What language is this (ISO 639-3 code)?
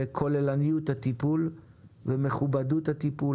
heb